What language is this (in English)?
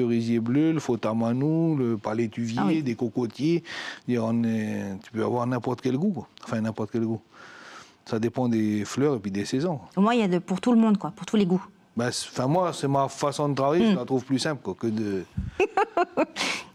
French